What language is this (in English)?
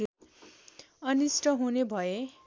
Nepali